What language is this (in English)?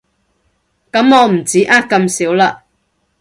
Cantonese